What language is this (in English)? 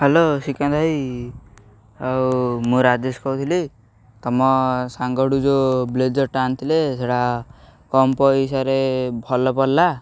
Odia